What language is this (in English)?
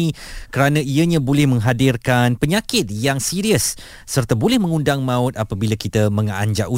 Malay